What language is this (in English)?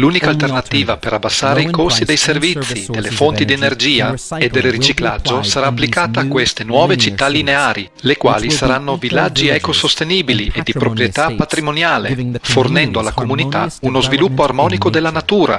Italian